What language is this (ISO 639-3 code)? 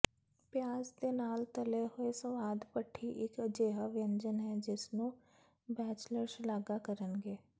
pan